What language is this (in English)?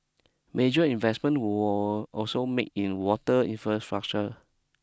English